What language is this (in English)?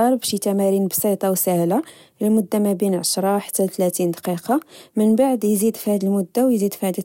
Moroccan Arabic